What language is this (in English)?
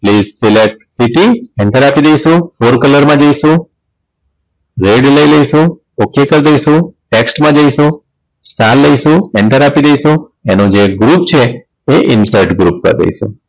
Gujarati